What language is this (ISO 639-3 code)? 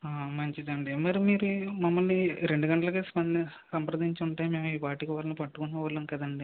tel